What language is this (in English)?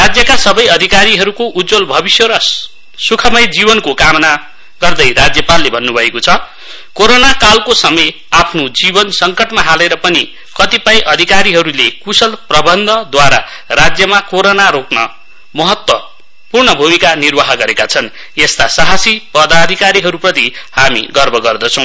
Nepali